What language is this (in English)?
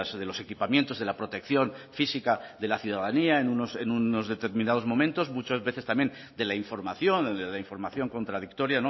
Spanish